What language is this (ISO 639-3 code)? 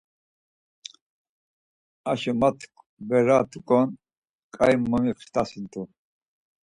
lzz